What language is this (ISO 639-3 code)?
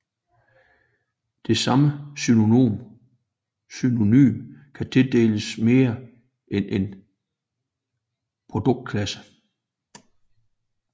dan